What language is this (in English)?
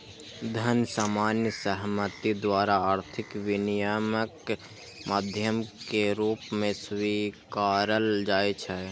Maithili